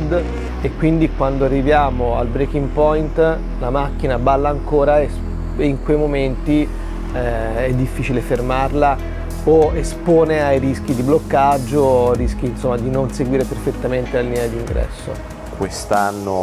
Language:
Italian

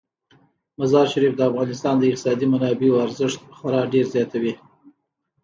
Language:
Pashto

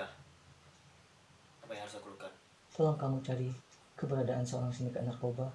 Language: Indonesian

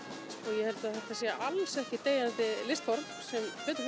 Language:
Icelandic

